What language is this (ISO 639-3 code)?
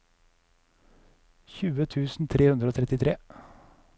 nor